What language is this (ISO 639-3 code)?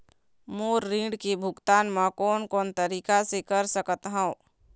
hne